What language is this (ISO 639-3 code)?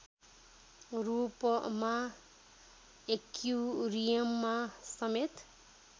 nep